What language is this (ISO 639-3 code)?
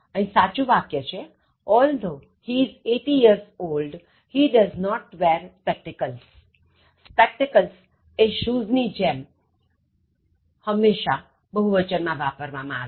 guj